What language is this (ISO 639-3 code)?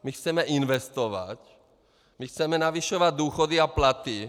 ces